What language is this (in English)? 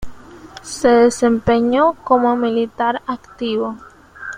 Spanish